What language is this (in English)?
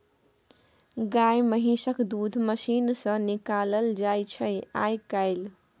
Maithili